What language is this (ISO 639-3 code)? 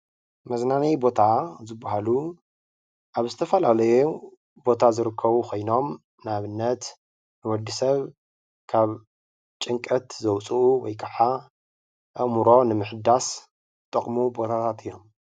tir